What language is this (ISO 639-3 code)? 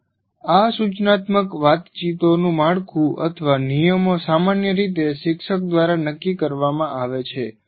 guj